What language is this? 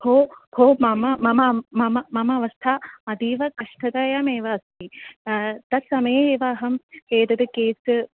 Sanskrit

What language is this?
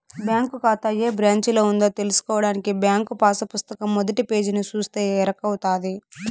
Telugu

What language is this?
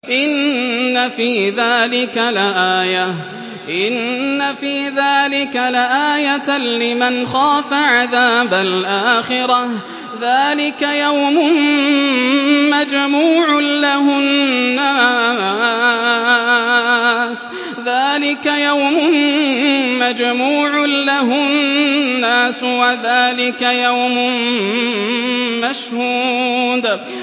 Arabic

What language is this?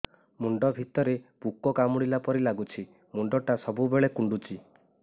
Odia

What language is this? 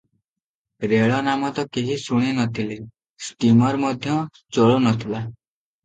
Odia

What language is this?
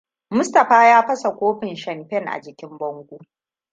Hausa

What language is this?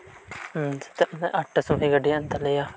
Santali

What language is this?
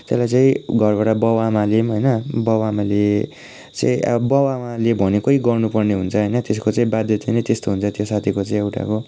Nepali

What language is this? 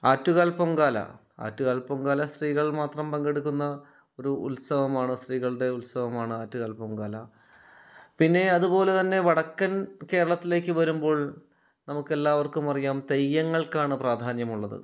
Malayalam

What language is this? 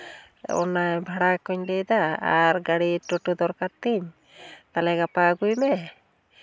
Santali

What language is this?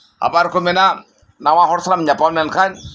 Santali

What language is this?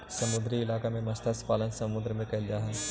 Magahi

